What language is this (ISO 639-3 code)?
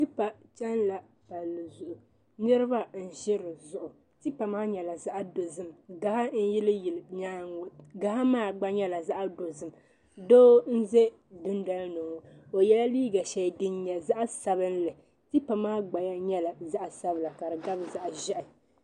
dag